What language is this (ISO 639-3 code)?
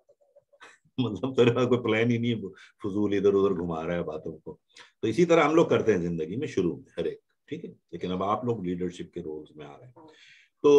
hin